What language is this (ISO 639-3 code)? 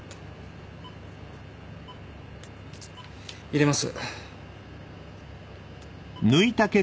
jpn